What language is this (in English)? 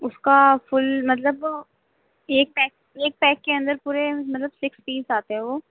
Urdu